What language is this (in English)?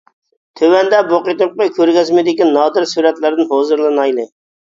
Uyghur